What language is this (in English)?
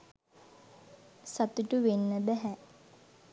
Sinhala